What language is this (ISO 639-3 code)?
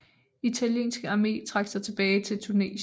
dan